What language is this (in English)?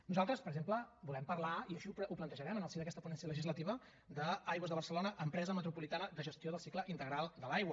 Catalan